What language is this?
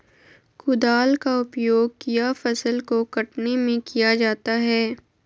Magahi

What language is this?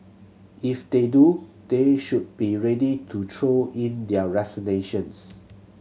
English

